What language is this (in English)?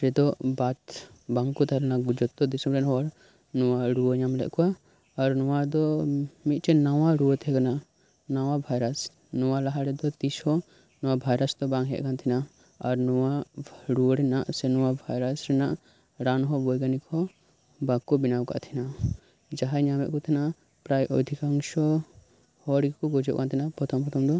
Santali